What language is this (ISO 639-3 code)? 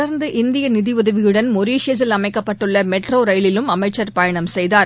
tam